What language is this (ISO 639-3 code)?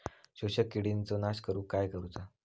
mar